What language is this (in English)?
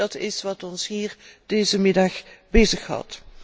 Dutch